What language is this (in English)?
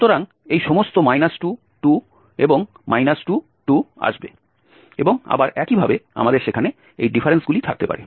Bangla